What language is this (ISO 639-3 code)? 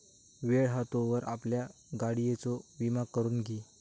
mar